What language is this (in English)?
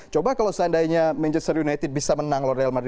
Indonesian